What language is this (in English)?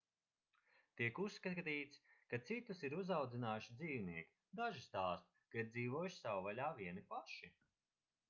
Latvian